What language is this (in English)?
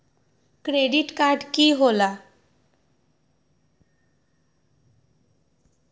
Magahi